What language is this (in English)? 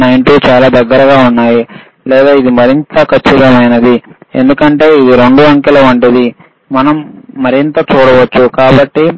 Telugu